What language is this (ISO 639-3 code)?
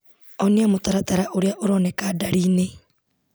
kik